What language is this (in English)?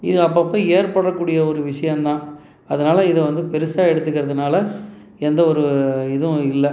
Tamil